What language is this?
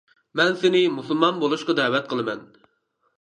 Uyghur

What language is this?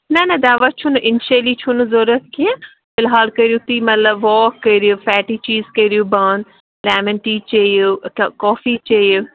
Kashmiri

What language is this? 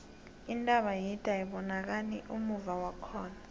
South Ndebele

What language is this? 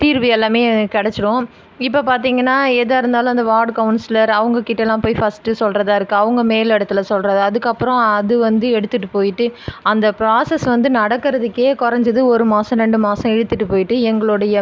Tamil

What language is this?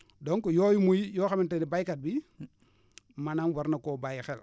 Wolof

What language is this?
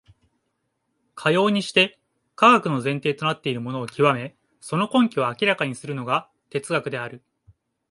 Japanese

